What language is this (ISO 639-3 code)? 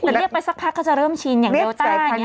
tha